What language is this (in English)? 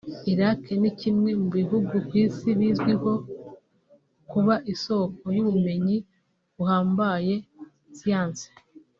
Kinyarwanda